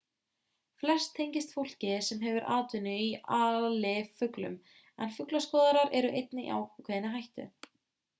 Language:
Icelandic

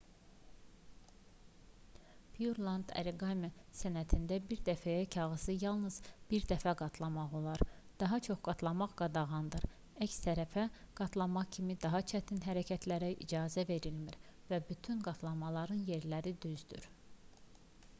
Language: Azerbaijani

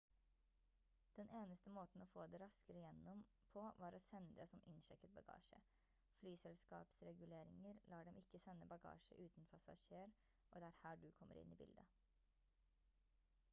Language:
Norwegian Bokmål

